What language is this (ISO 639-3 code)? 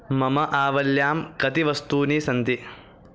san